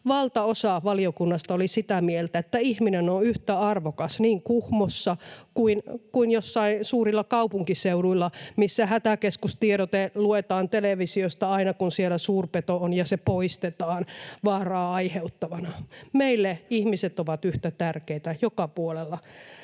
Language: Finnish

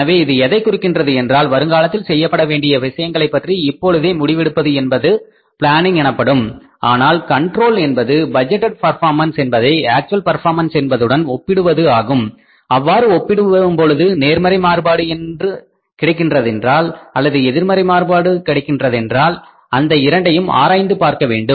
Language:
Tamil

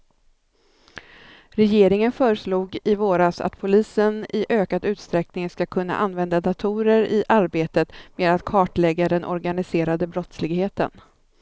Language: Swedish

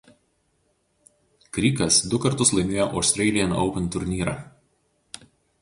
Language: Lithuanian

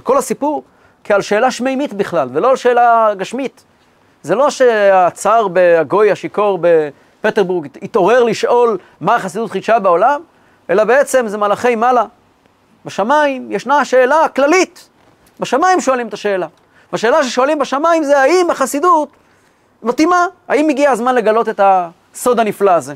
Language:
Hebrew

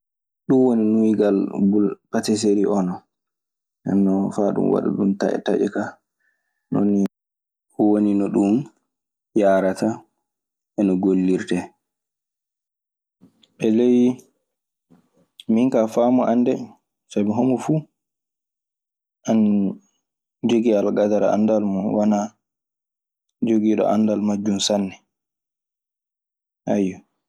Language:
Maasina Fulfulde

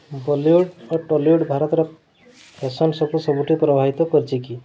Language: Odia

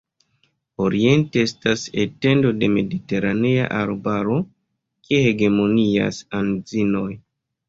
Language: Esperanto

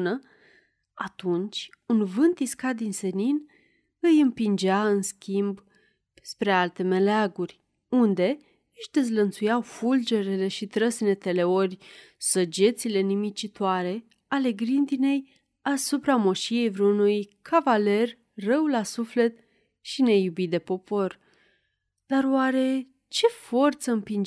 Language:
Romanian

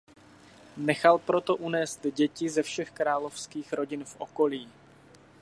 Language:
Czech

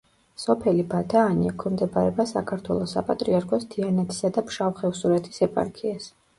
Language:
Georgian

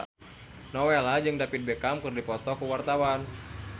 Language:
Sundanese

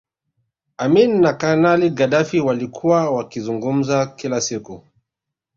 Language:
Swahili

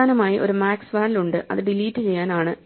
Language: Malayalam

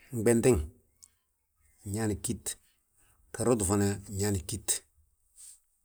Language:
Balanta-Ganja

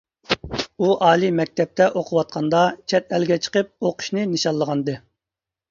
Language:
Uyghur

